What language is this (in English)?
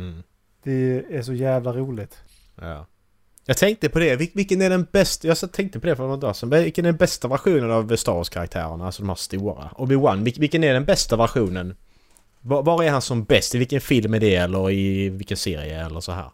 Swedish